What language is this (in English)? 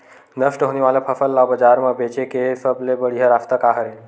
Chhattisgarhi